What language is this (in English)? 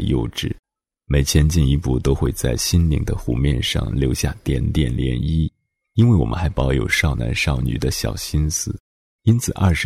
Chinese